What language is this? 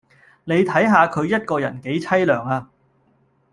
Cantonese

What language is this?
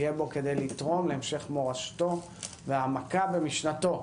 Hebrew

